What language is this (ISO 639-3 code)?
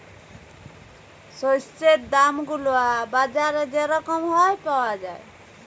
ben